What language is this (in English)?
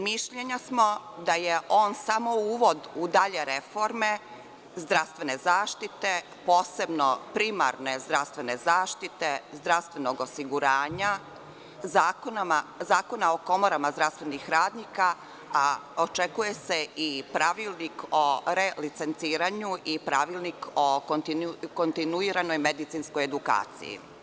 Serbian